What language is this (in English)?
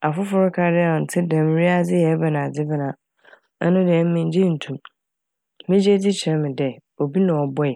Akan